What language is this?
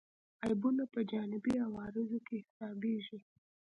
Pashto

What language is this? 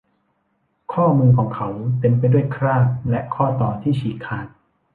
Thai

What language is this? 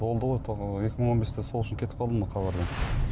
Kazakh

